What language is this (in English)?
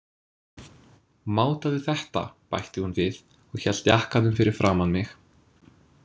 Icelandic